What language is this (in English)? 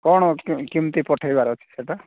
Odia